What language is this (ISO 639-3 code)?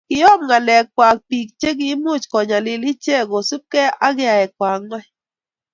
kln